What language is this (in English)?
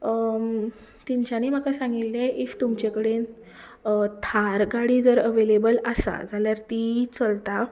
Konkani